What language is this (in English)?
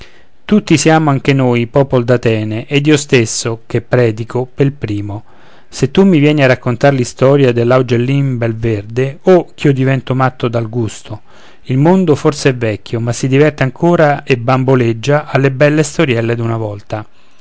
Italian